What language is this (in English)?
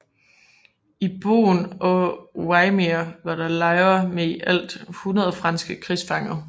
Danish